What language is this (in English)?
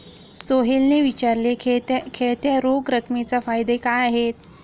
Marathi